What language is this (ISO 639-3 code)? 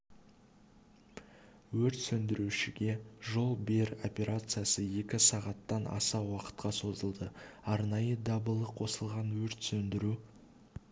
kaz